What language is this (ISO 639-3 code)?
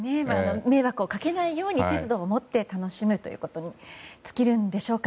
jpn